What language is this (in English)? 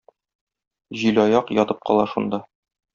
Tatar